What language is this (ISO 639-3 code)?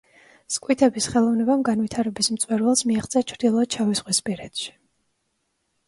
kat